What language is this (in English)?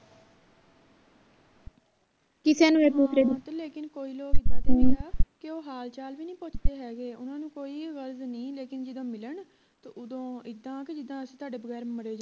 Punjabi